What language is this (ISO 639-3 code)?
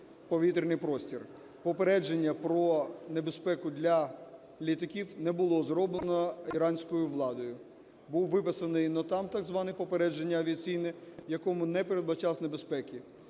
ukr